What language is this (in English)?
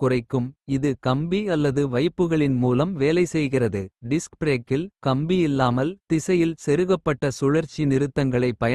Kota (India)